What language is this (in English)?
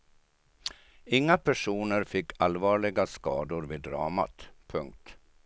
Swedish